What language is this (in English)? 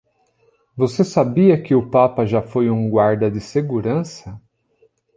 Portuguese